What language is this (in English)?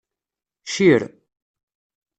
Kabyle